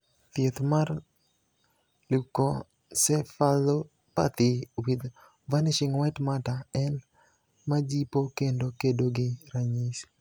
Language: Luo (Kenya and Tanzania)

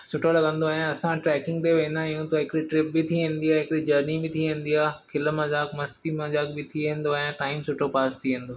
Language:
Sindhi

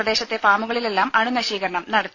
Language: Malayalam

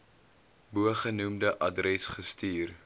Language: Afrikaans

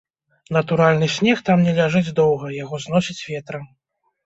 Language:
Belarusian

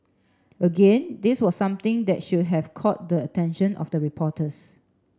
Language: English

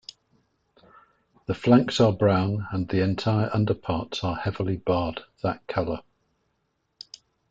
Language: English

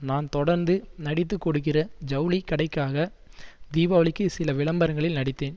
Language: Tamil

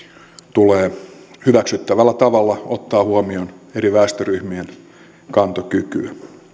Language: Finnish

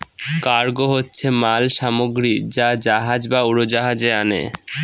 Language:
Bangla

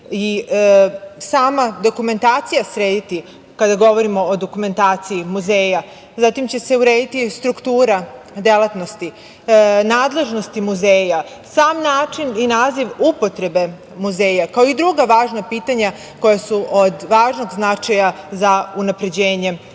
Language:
Serbian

